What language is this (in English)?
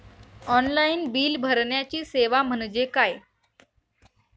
Marathi